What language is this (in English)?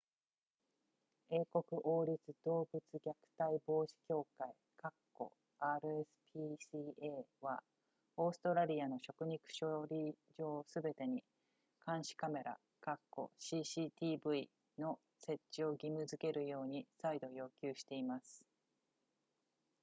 Japanese